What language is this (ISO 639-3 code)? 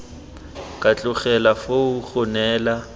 tsn